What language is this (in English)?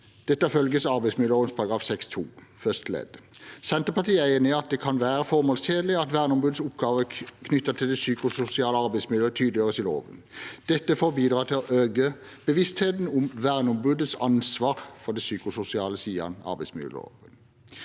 Norwegian